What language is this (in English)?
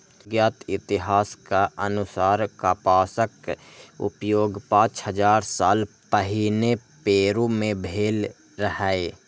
Maithili